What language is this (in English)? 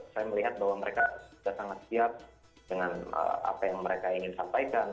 Indonesian